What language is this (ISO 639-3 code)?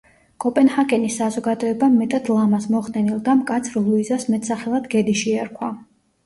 kat